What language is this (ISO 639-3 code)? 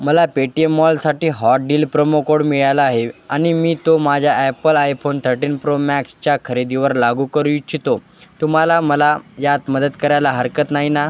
mar